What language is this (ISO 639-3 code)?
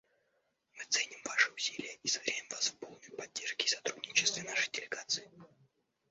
rus